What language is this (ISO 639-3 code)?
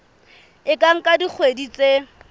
sot